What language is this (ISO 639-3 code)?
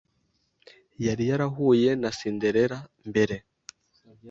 kin